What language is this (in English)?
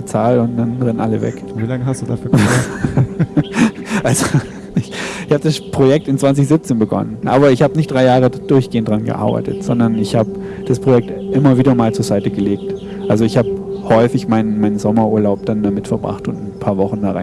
German